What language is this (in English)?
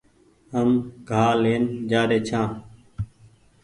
Goaria